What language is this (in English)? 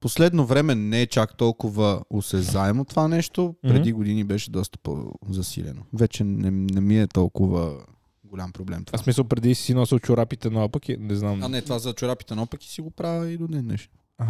Bulgarian